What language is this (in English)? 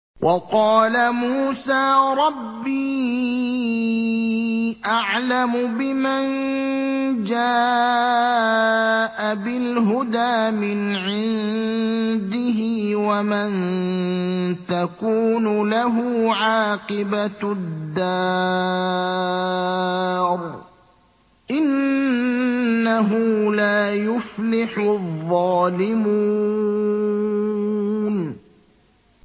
Arabic